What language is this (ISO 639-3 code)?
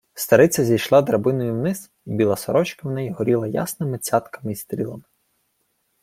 ukr